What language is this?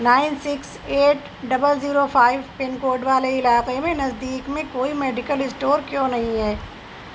Urdu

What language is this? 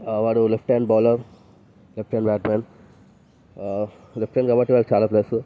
Telugu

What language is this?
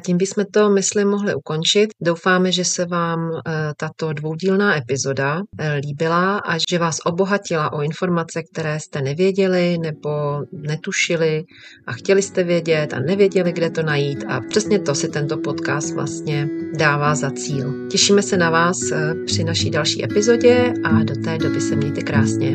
Czech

